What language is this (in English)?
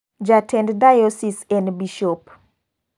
Luo (Kenya and Tanzania)